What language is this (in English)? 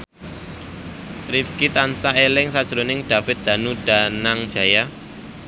Javanese